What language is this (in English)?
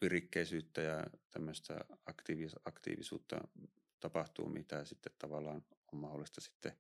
Finnish